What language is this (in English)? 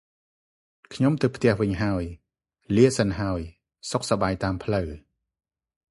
Khmer